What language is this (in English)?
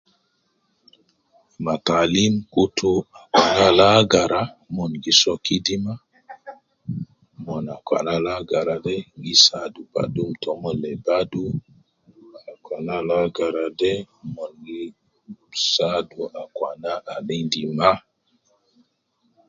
Nubi